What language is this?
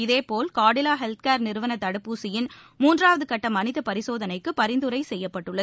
Tamil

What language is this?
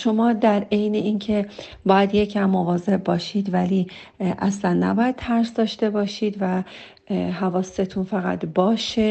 Persian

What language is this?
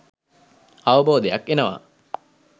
Sinhala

